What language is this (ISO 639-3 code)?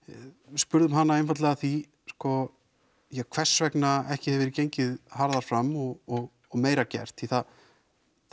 isl